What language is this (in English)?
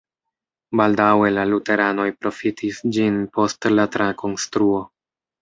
Esperanto